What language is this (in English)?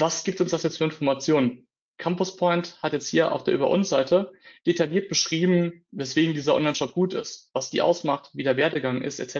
German